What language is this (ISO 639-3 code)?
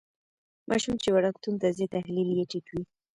pus